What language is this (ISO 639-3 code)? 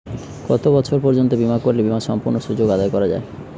ben